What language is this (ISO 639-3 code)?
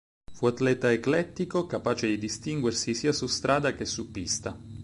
ita